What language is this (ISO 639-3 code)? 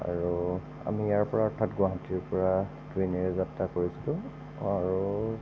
asm